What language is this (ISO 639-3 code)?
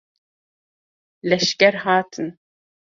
kur